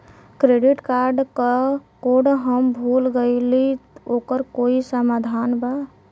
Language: Bhojpuri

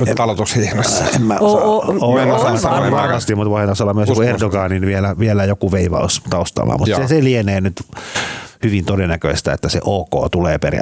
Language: Finnish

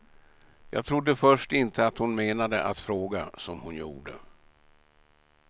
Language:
Swedish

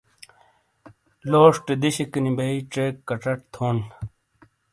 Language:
Shina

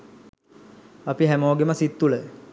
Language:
Sinhala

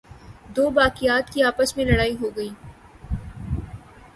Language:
Urdu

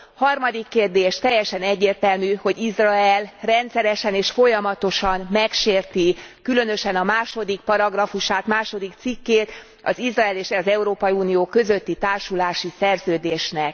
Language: Hungarian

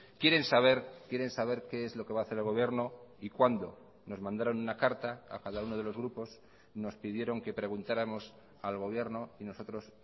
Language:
Spanish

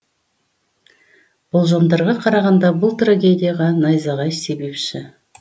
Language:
Kazakh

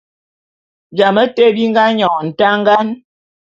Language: Bulu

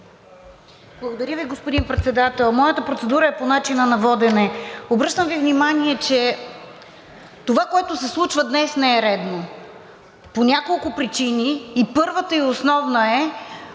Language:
Bulgarian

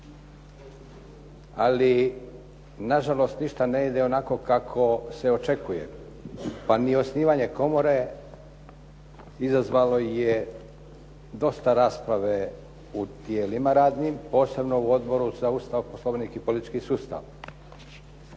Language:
Croatian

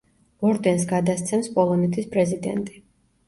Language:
Georgian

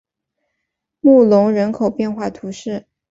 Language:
Chinese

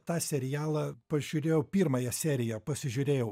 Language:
Lithuanian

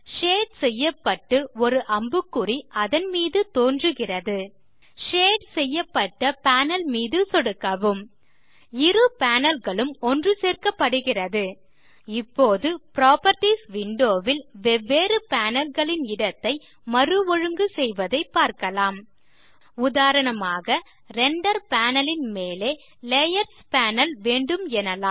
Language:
Tamil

